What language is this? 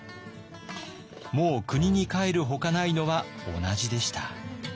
Japanese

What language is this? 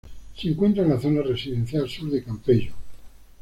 Spanish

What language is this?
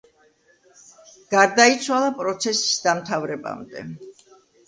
Georgian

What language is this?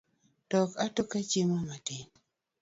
Luo (Kenya and Tanzania)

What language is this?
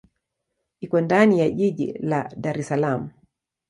Swahili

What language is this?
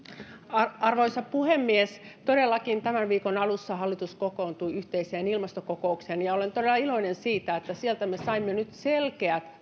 Finnish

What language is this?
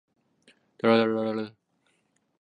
Chinese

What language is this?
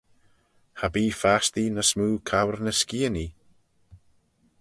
Manx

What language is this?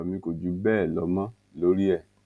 Yoruba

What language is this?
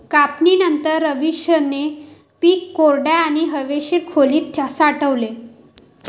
Marathi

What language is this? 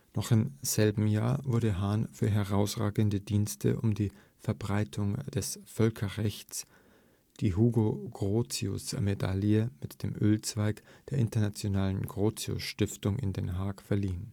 German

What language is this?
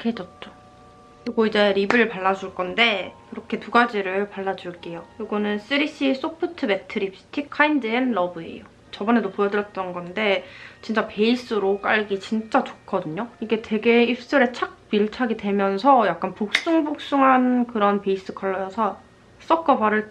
Korean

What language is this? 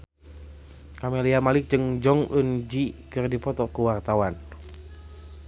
Sundanese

